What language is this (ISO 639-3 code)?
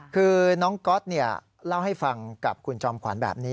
tha